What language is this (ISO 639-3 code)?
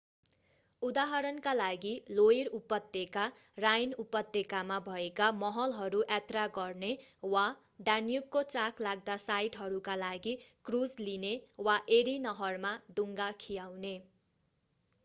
nep